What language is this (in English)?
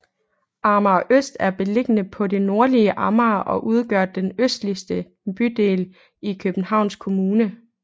Danish